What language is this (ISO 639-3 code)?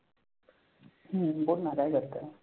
mar